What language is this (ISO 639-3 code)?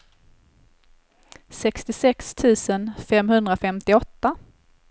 swe